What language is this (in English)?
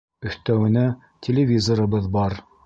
Bashkir